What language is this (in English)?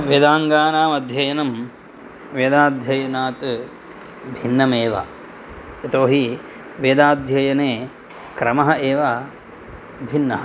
Sanskrit